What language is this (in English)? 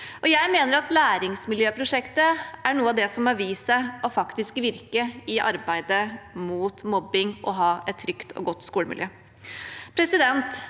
Norwegian